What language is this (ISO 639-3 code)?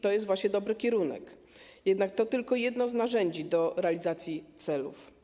pol